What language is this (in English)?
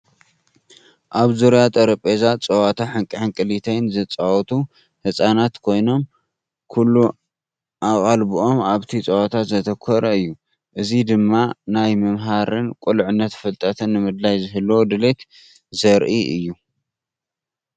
Tigrinya